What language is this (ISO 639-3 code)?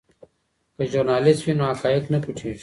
pus